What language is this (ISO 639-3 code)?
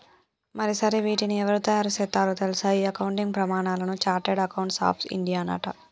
tel